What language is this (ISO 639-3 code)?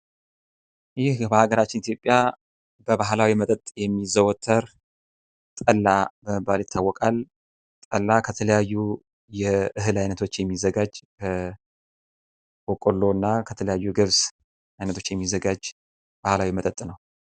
amh